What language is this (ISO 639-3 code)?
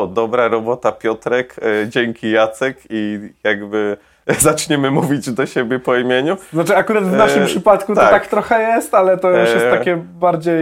pol